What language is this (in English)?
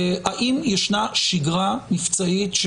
Hebrew